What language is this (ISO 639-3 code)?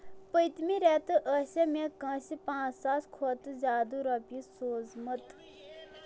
kas